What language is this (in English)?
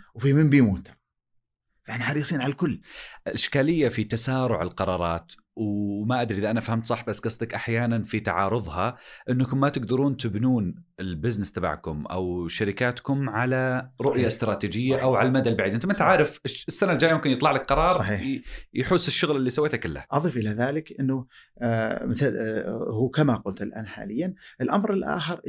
Arabic